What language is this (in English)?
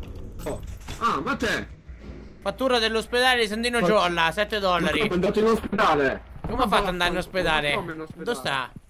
Italian